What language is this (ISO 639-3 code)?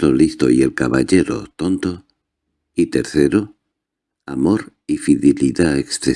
spa